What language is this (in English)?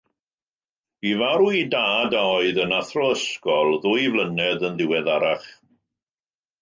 Welsh